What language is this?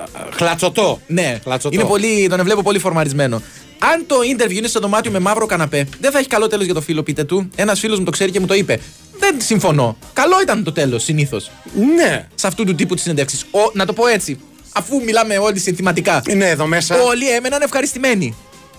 Greek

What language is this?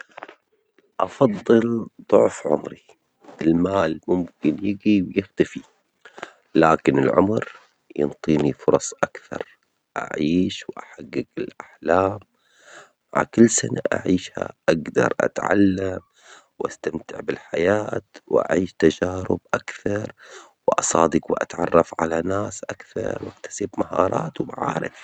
Omani Arabic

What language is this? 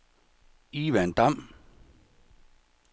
Danish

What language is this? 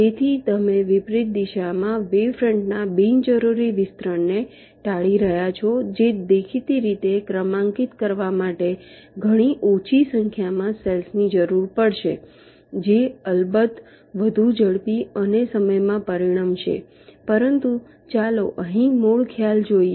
Gujarati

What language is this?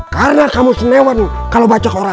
Indonesian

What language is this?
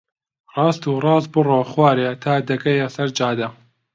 Central Kurdish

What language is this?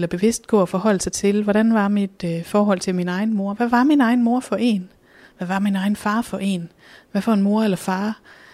Danish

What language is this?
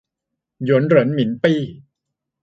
Thai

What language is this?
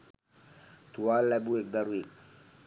Sinhala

